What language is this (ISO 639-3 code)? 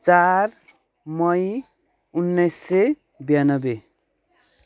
nep